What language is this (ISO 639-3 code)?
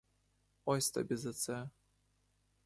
ukr